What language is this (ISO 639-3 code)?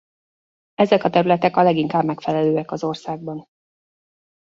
hun